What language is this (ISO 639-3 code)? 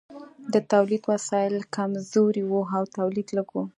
pus